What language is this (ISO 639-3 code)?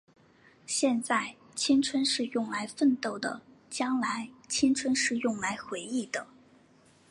zho